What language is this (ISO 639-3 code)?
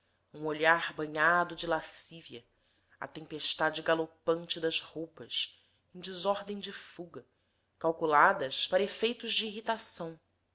por